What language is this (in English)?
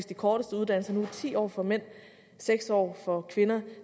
Danish